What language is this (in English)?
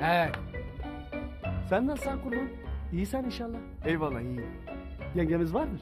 Turkish